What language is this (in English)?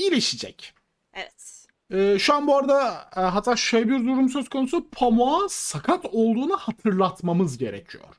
Turkish